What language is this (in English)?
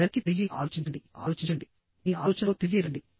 Telugu